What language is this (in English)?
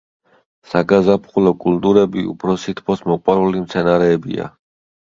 Georgian